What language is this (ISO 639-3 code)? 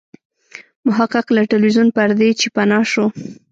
pus